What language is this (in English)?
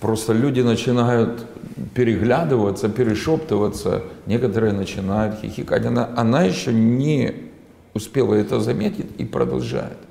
Russian